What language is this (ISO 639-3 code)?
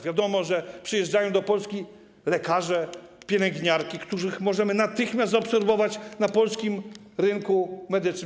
pol